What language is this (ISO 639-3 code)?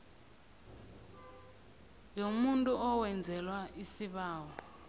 nbl